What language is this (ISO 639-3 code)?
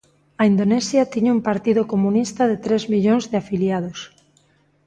glg